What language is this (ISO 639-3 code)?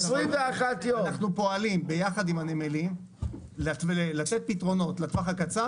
heb